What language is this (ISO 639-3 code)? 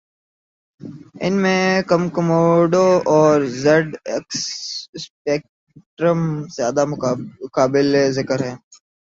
urd